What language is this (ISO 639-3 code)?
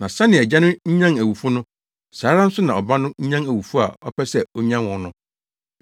aka